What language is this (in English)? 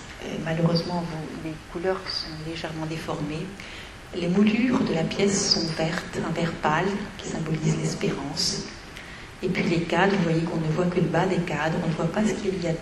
French